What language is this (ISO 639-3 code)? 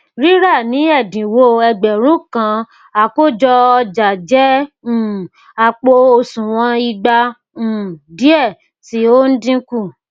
yor